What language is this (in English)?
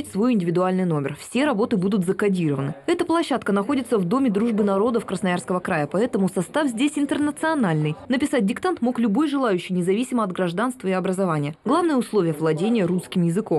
Russian